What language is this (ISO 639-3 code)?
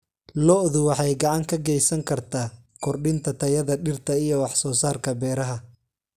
som